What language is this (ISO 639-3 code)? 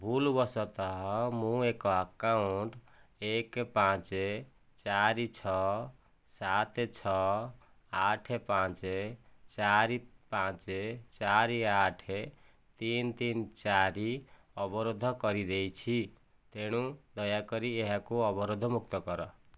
ori